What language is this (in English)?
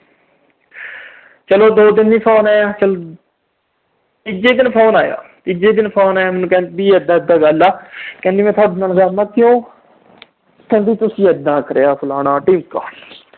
Punjabi